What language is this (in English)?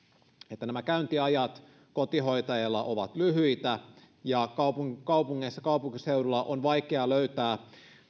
Finnish